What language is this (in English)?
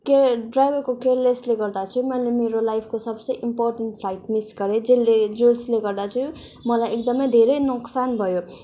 Nepali